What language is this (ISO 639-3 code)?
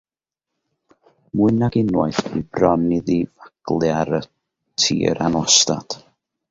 cym